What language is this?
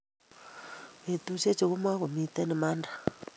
Kalenjin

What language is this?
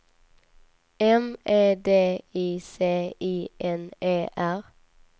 Swedish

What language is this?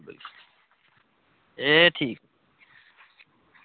Dogri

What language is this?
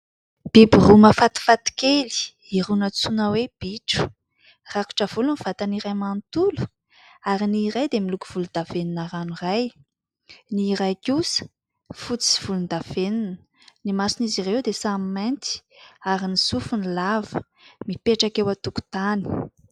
Malagasy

